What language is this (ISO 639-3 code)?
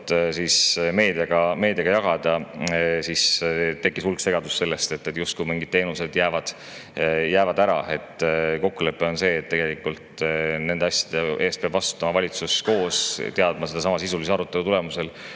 est